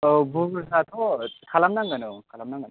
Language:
Bodo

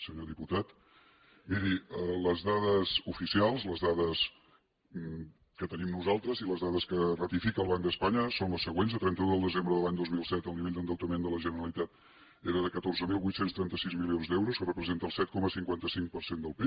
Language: Catalan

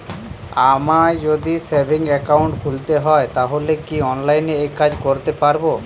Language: Bangla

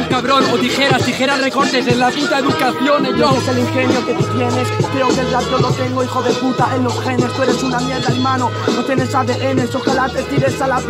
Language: Spanish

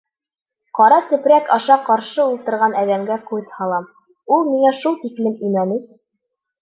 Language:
Bashkir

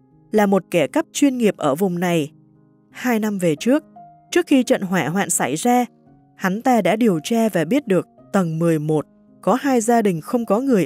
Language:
Vietnamese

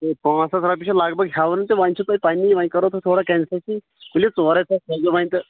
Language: Kashmiri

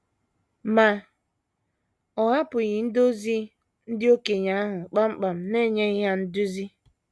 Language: Igbo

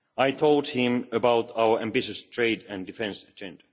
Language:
English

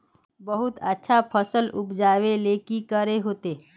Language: Magahi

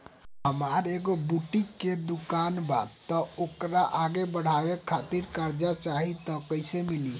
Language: Bhojpuri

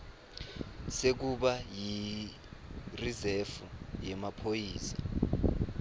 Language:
Swati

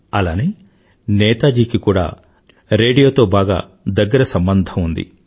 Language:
Telugu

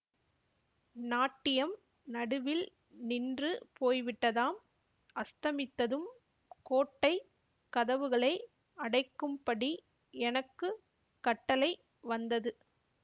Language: Tamil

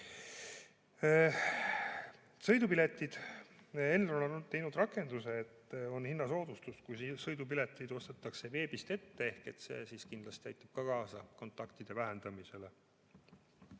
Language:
Estonian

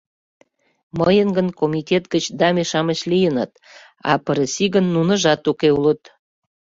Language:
Mari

